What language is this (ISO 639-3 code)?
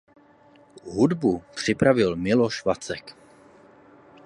ces